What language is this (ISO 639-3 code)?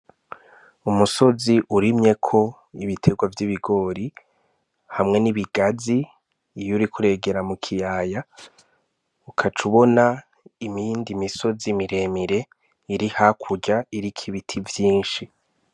run